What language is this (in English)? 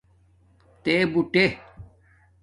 Domaaki